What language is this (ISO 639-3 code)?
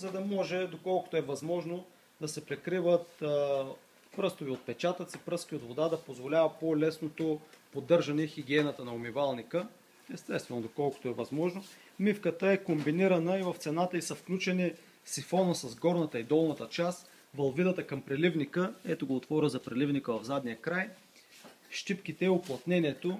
rus